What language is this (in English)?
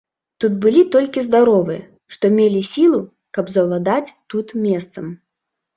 Belarusian